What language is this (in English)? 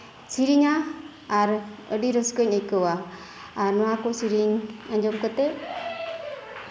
Santali